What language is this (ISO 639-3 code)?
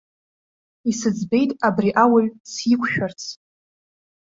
abk